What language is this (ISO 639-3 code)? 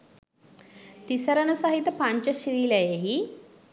sin